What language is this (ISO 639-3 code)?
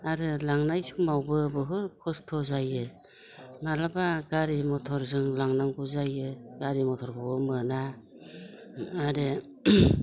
brx